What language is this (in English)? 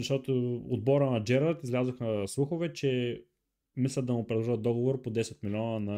Bulgarian